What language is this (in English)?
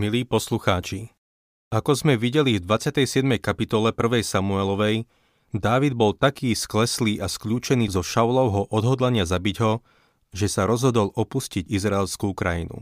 Slovak